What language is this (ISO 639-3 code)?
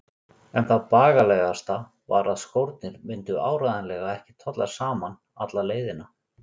isl